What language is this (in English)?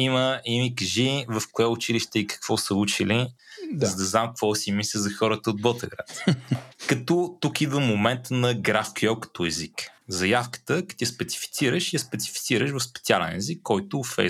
Bulgarian